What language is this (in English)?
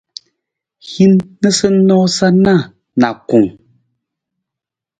Nawdm